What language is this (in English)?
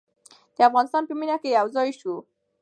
Pashto